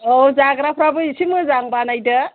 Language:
Bodo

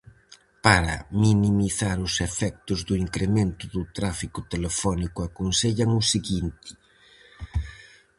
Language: Galician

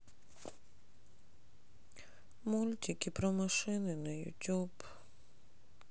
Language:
Russian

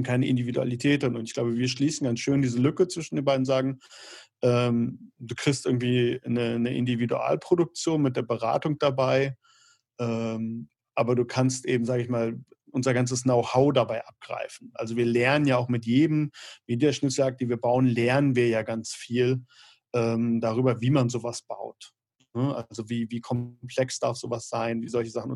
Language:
German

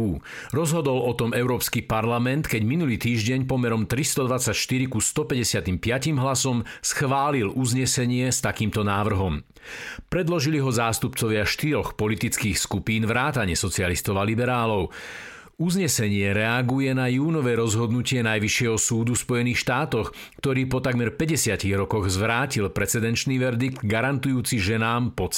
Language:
Slovak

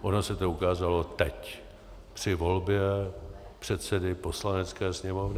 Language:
Czech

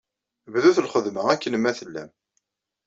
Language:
Kabyle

